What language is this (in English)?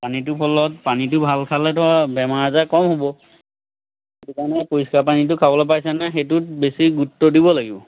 Assamese